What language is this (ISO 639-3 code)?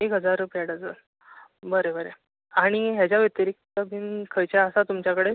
kok